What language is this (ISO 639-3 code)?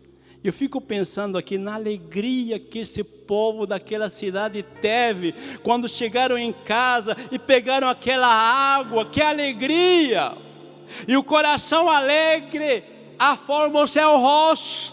por